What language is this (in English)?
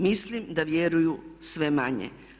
Croatian